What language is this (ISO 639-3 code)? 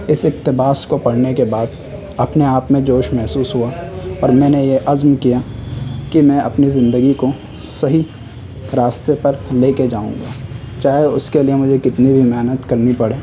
urd